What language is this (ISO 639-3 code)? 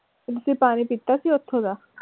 pan